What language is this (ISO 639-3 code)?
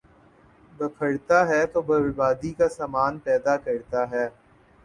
urd